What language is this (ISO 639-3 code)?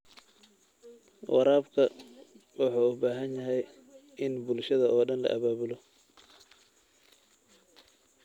som